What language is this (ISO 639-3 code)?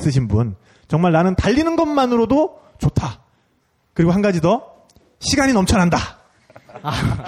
kor